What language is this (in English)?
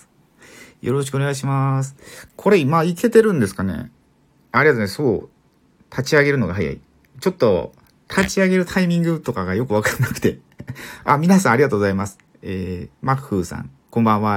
Japanese